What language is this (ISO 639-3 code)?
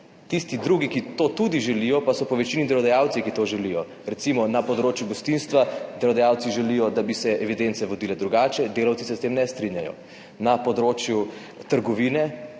slv